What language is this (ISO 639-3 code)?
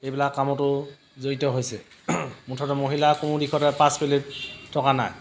asm